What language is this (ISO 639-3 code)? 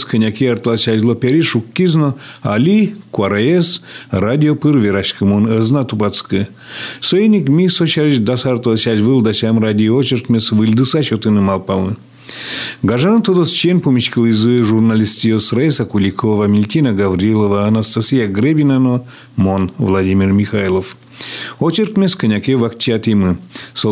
rus